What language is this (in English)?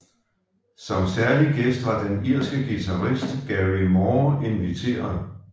Danish